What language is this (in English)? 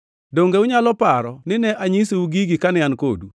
Luo (Kenya and Tanzania)